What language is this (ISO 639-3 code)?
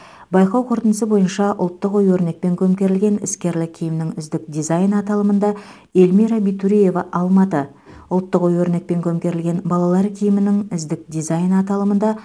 kaz